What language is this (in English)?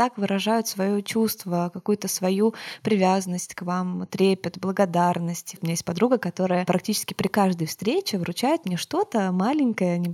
Russian